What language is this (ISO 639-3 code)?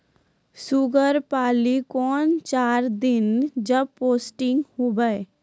mai